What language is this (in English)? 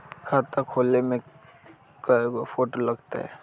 Magahi